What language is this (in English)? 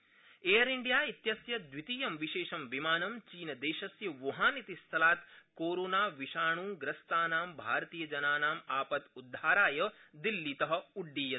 Sanskrit